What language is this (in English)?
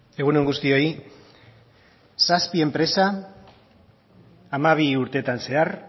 Basque